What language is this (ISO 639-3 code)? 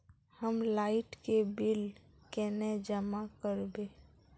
mag